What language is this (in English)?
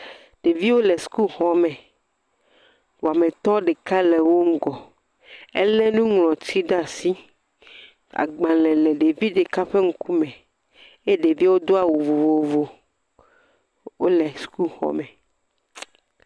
Ewe